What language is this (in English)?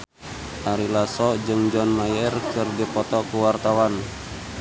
Sundanese